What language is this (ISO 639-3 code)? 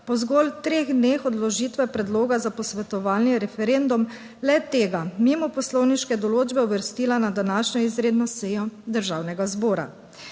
slv